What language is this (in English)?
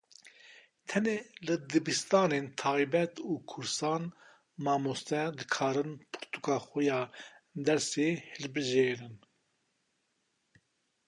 Kurdish